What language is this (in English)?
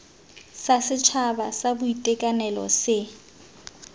Tswana